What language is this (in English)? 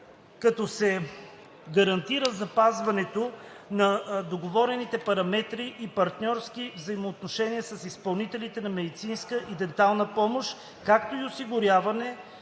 Bulgarian